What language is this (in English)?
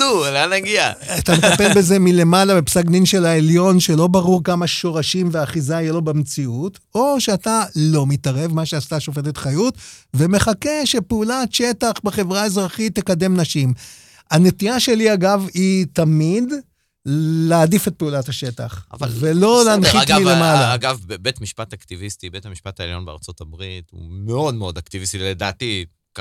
Hebrew